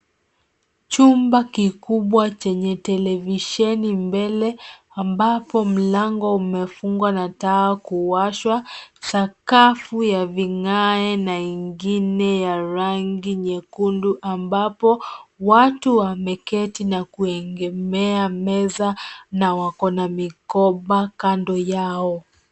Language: Swahili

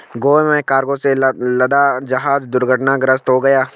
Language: Hindi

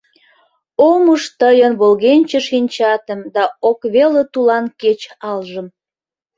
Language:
Mari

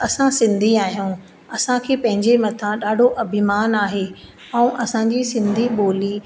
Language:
Sindhi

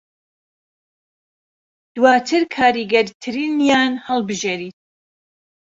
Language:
Central Kurdish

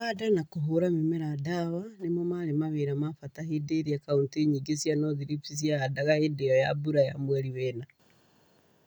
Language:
Kikuyu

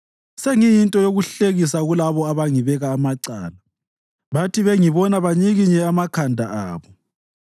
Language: North Ndebele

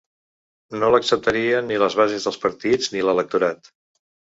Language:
Catalan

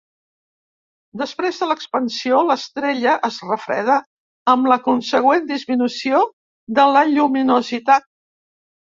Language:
Catalan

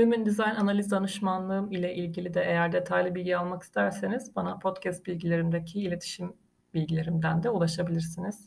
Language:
Turkish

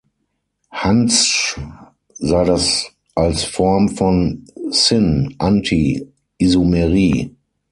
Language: German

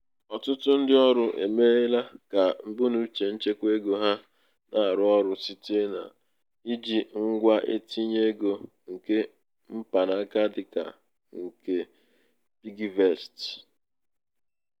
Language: Igbo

